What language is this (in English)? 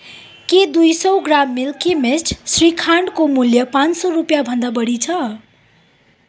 Nepali